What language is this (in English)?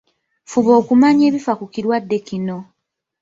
Ganda